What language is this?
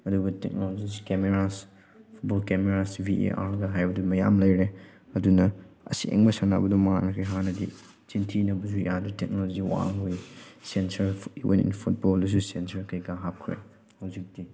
Manipuri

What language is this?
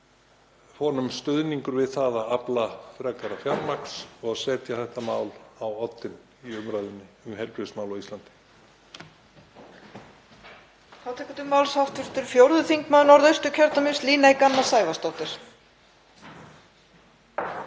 Icelandic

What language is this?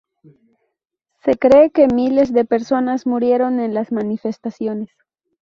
Spanish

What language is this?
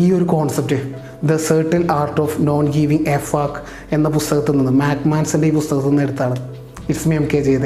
Malayalam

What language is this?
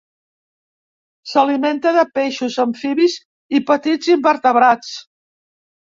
Catalan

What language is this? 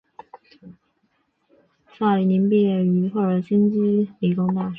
Chinese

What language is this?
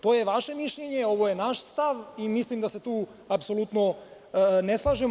Serbian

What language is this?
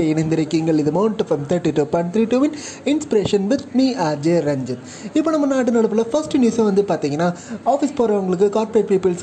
Tamil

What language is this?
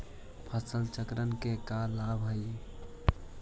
Magahi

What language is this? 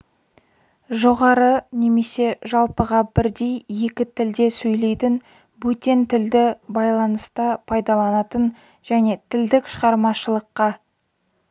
Kazakh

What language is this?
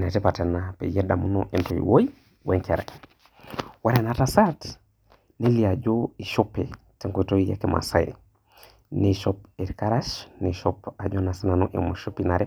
Masai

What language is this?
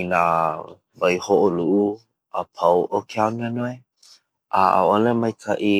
Hawaiian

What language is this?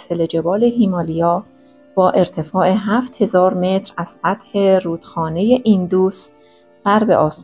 Persian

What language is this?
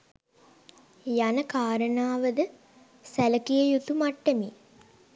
Sinhala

